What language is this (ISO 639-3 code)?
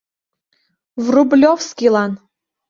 chm